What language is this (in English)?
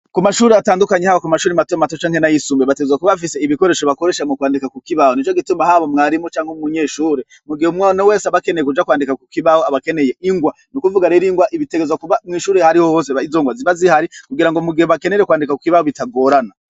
Rundi